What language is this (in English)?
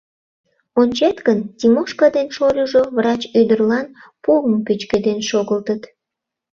Mari